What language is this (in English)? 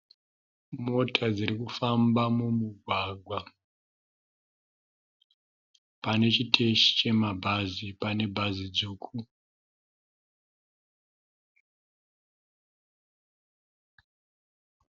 Shona